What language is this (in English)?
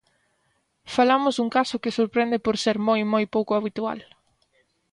Galician